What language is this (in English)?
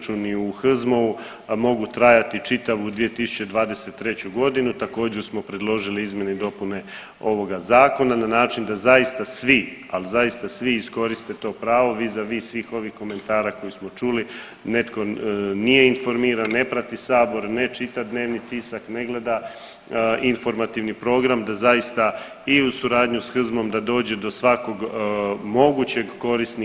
Croatian